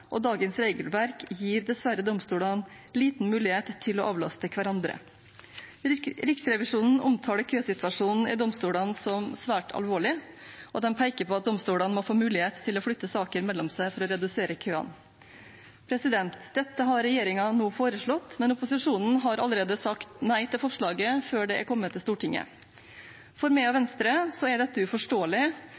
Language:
Norwegian Bokmål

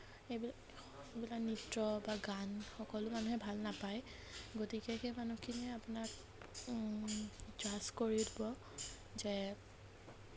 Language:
Assamese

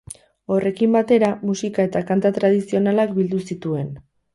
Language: Basque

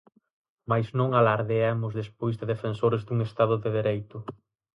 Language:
Galician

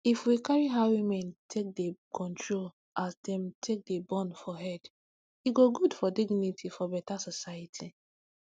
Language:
Nigerian Pidgin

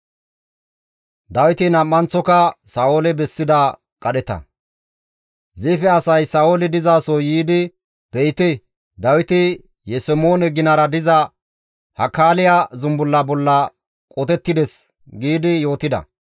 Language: Gamo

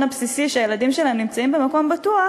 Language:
Hebrew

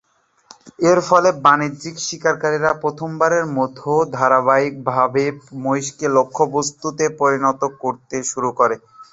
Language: Bangla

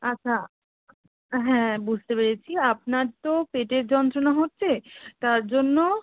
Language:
Bangla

